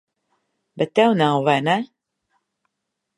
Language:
Latvian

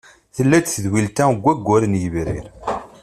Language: Kabyle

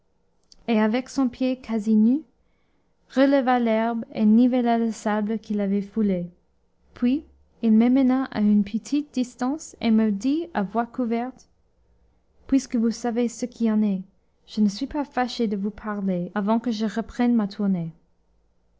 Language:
French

